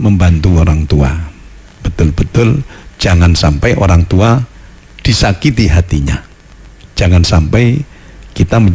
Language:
Indonesian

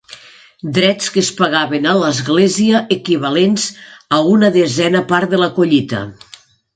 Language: Catalan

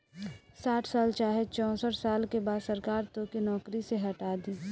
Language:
Bhojpuri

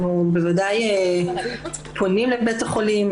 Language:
Hebrew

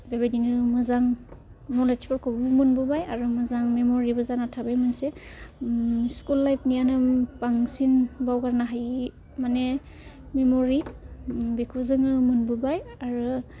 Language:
Bodo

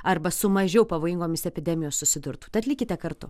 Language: Lithuanian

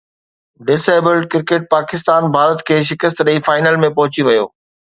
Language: Sindhi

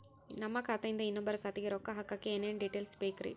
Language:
Kannada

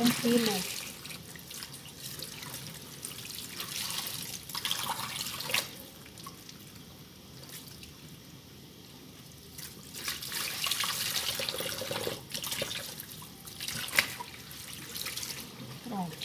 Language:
Portuguese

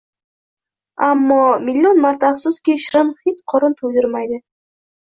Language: Uzbek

